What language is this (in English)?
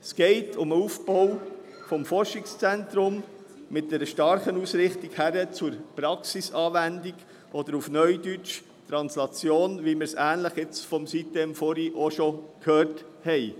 Swiss German